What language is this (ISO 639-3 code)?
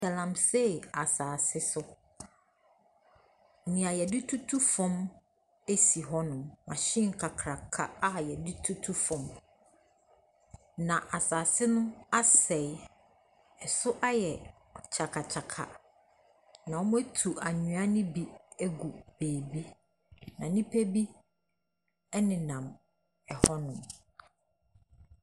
aka